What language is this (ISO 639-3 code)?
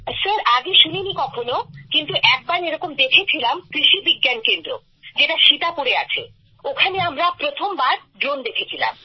ben